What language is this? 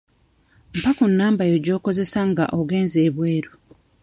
Ganda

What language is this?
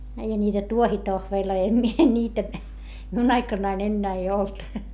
Finnish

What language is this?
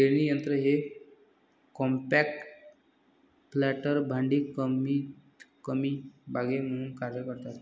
Marathi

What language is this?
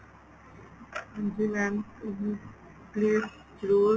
Punjabi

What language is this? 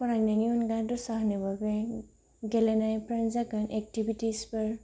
Bodo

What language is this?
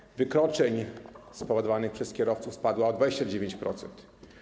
Polish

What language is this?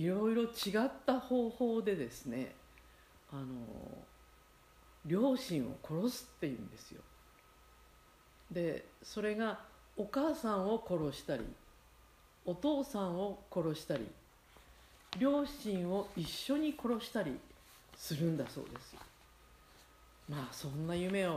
Japanese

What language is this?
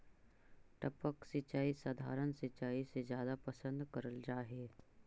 Magahi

